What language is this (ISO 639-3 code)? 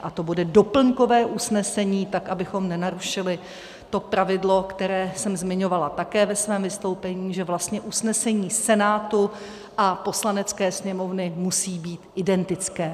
ces